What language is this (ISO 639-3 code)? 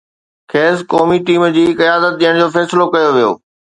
snd